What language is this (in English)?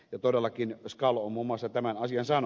Finnish